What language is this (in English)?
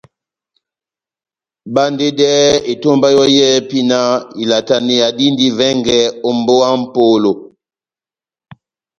Batanga